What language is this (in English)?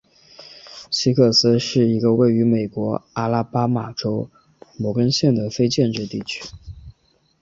Chinese